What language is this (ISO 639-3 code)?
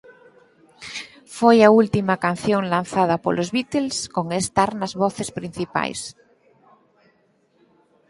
glg